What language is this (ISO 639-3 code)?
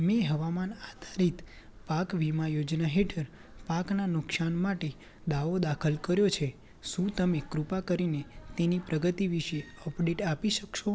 guj